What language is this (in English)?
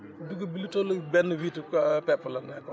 Wolof